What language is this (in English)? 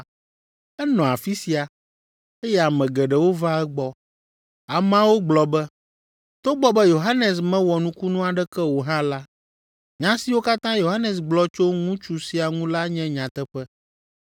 Ewe